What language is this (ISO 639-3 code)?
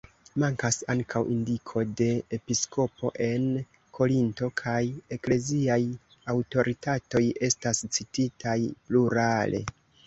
epo